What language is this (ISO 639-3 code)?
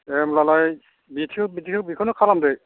brx